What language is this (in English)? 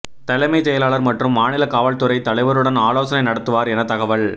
Tamil